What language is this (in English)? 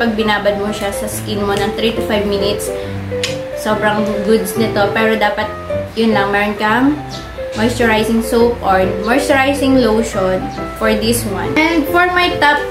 Filipino